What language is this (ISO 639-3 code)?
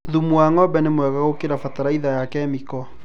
kik